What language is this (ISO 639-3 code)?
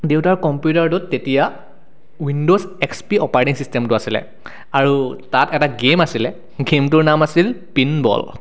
asm